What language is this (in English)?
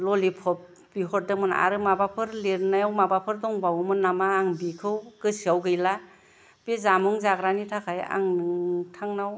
Bodo